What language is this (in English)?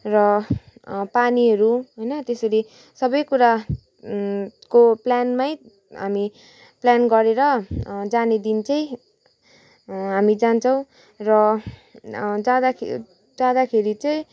Nepali